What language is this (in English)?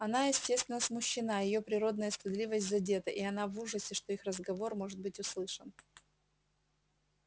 Russian